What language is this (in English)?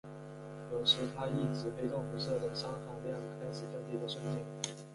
Chinese